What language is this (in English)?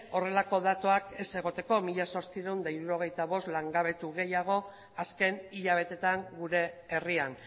Basque